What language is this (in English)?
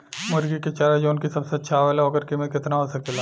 Bhojpuri